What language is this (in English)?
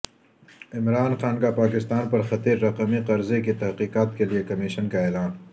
Urdu